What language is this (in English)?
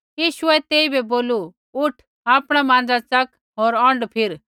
Kullu Pahari